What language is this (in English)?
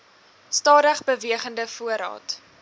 Afrikaans